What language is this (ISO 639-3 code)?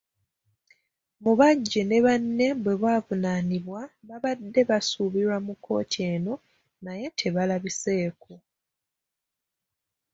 lug